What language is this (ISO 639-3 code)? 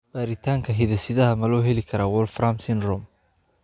som